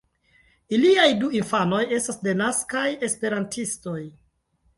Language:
Esperanto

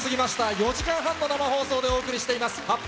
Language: Japanese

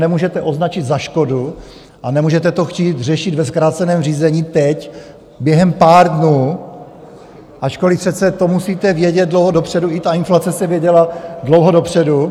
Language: Czech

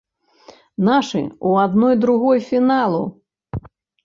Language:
Belarusian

